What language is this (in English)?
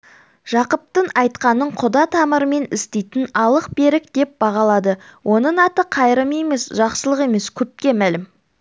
Kazakh